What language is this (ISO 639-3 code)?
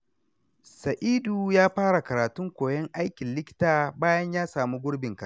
hau